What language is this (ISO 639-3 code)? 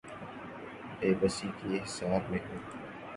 urd